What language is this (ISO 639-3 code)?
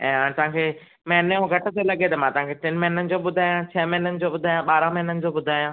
snd